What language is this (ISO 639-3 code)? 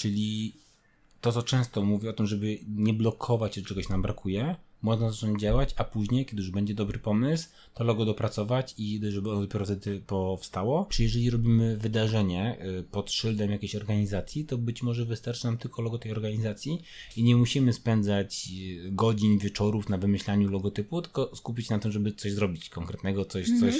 pol